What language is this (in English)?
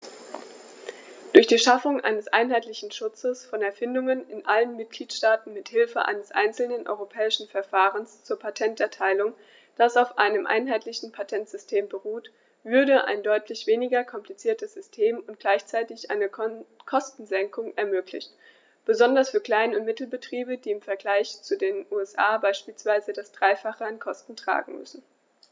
German